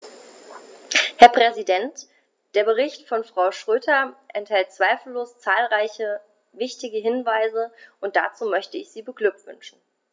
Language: German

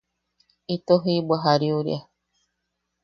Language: Yaqui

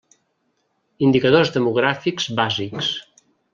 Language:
Catalan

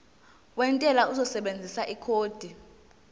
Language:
Zulu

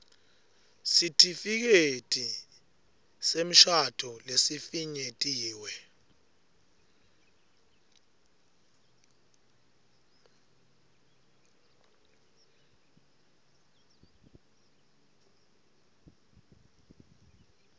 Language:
Swati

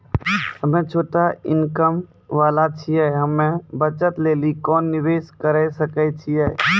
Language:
Maithili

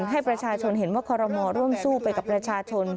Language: Thai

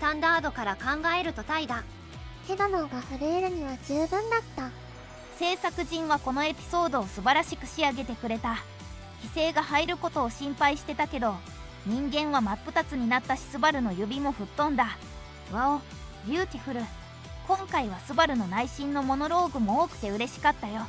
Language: Japanese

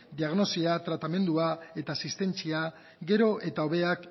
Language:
Basque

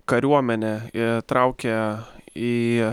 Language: Lithuanian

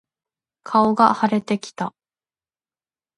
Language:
Japanese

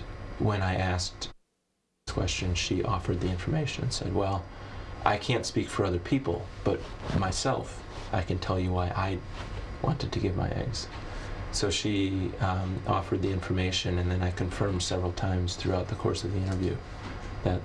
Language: Korean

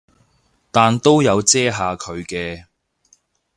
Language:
Cantonese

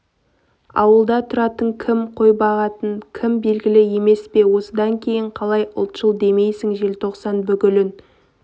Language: Kazakh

